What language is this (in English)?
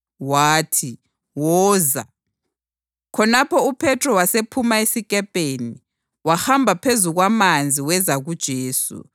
North Ndebele